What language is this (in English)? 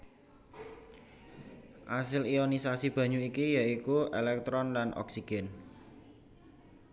Javanese